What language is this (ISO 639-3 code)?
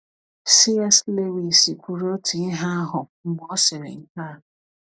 ibo